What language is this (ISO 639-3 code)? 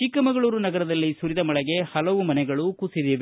kan